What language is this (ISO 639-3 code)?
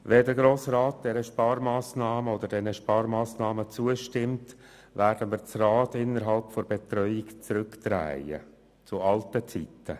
gsw